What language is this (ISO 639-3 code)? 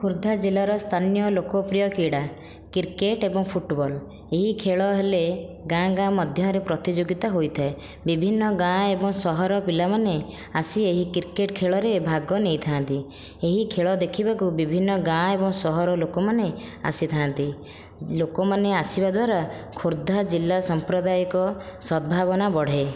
ori